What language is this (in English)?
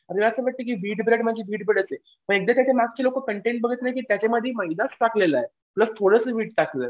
Marathi